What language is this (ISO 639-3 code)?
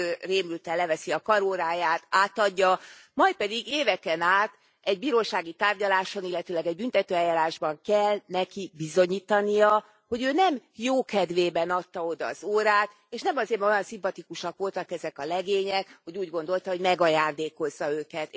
hun